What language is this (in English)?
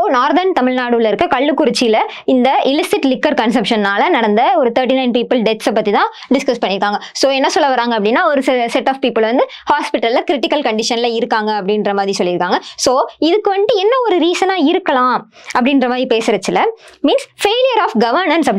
Tamil